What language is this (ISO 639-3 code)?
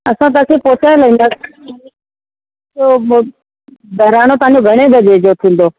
snd